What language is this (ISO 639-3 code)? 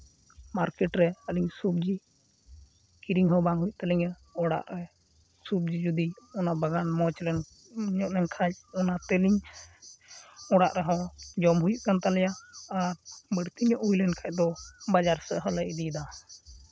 sat